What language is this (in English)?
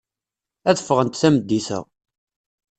Kabyle